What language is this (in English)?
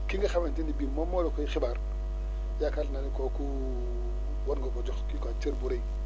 Wolof